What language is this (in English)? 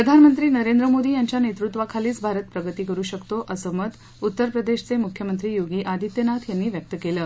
Marathi